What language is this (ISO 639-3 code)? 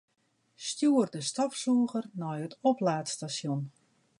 fry